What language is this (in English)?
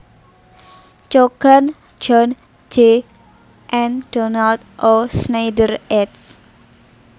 Javanese